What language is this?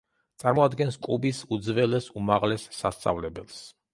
Georgian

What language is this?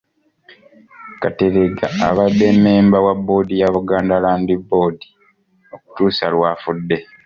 Ganda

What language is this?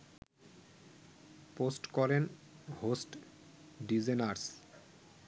Bangla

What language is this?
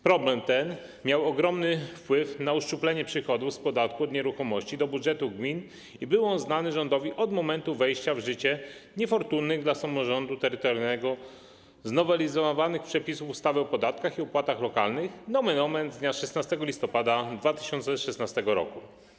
Polish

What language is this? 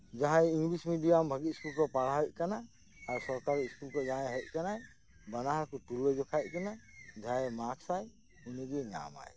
Santali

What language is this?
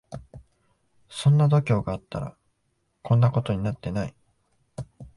Japanese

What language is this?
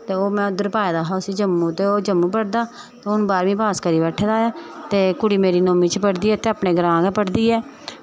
Dogri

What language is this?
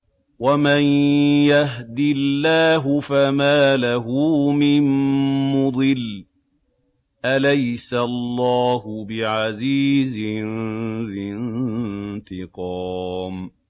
Arabic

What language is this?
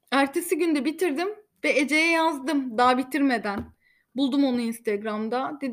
Turkish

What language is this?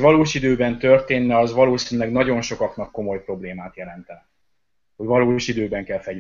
Hungarian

